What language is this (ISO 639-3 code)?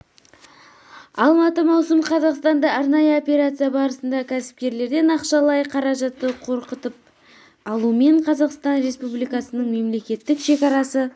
kaz